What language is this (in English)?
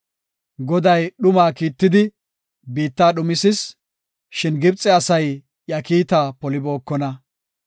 Gofa